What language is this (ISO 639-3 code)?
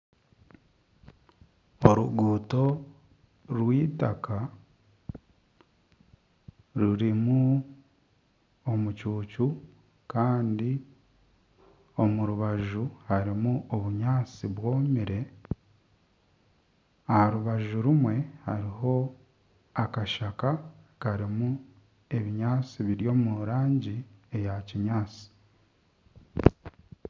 nyn